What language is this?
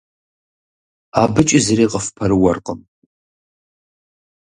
Kabardian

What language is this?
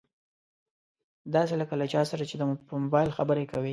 Pashto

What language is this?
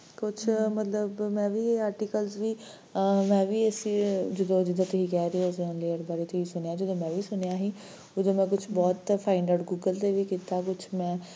Punjabi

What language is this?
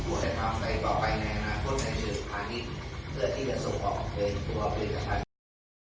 Thai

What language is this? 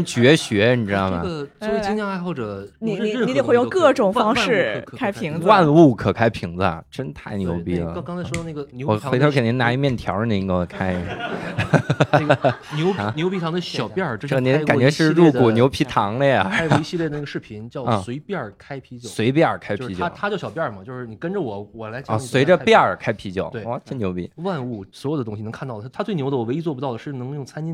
Chinese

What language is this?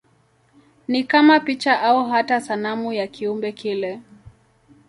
Swahili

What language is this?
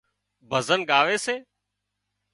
Wadiyara Koli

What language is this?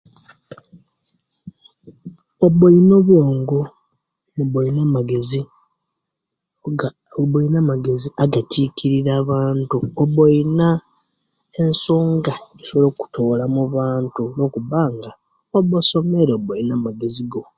Kenyi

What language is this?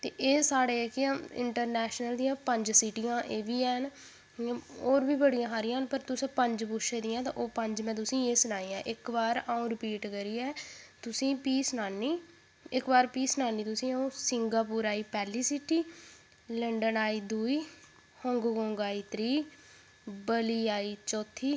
Dogri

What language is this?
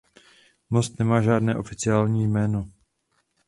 Czech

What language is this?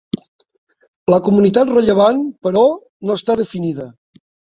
Catalan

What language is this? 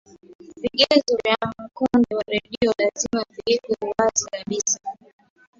Swahili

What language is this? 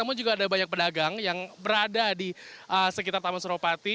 Indonesian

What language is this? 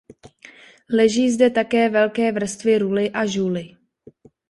Czech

